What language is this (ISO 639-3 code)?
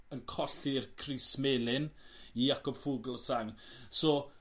cym